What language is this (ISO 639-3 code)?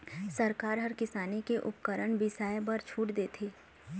hne